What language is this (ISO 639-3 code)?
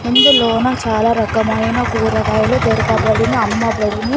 tel